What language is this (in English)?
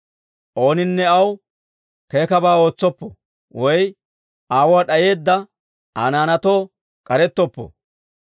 Dawro